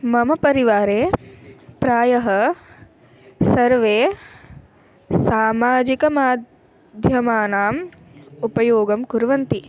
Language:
Sanskrit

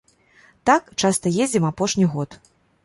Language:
Belarusian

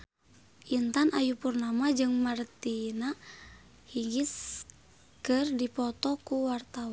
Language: Sundanese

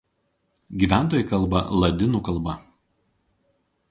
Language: Lithuanian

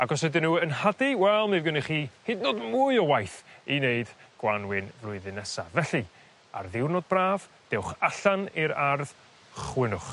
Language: Welsh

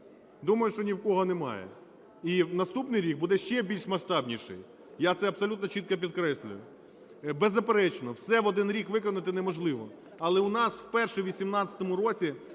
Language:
Ukrainian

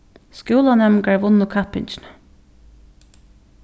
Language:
Faroese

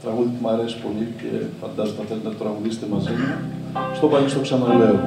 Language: Greek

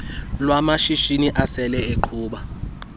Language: Xhosa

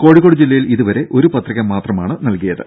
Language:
Malayalam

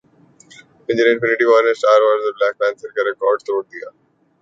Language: Urdu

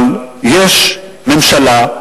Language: Hebrew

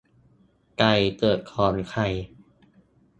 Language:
Thai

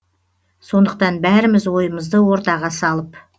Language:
Kazakh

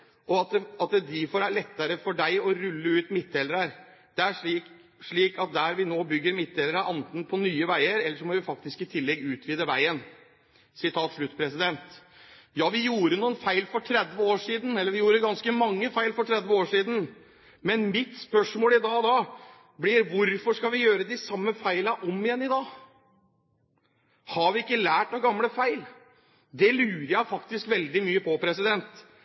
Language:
Norwegian Bokmål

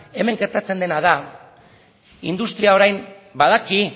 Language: Basque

